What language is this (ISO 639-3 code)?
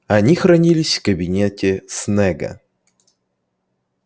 rus